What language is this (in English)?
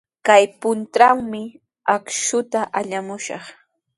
Sihuas Ancash Quechua